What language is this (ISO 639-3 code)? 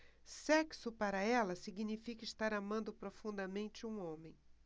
por